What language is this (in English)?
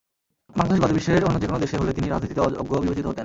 Bangla